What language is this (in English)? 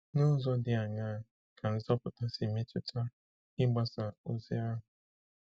Igbo